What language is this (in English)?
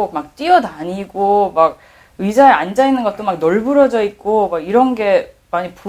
Korean